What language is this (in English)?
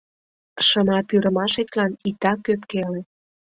Mari